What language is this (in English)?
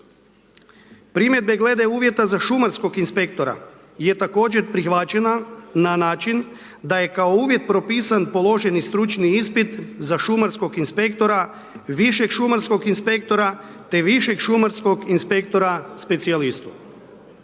Croatian